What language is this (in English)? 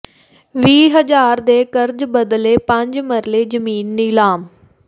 Punjabi